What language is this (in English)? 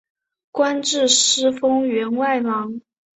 Chinese